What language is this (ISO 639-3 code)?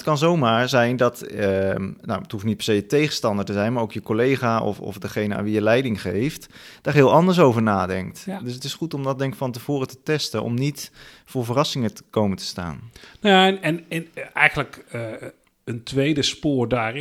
nld